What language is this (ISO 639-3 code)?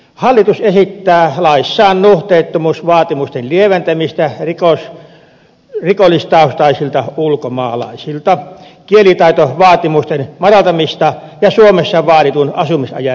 fin